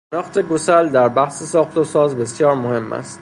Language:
Persian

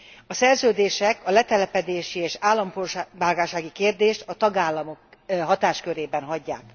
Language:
Hungarian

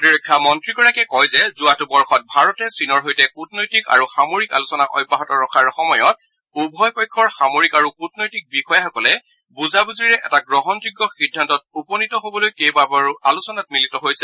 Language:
Assamese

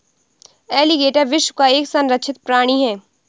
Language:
Hindi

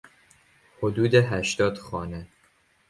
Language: Persian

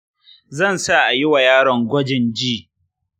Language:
Hausa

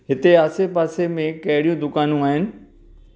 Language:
Sindhi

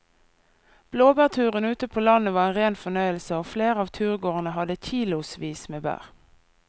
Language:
Norwegian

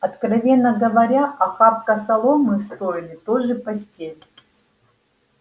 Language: Russian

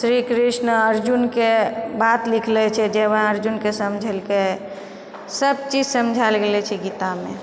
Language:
Maithili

